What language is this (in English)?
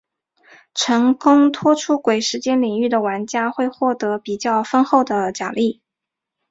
Chinese